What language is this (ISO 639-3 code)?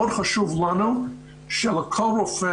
heb